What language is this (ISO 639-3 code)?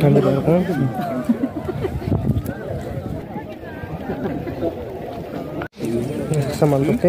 ind